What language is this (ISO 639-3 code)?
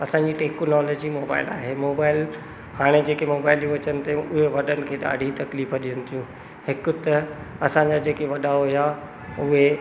snd